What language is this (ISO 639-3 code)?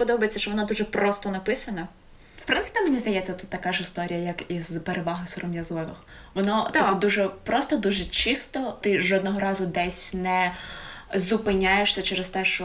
ukr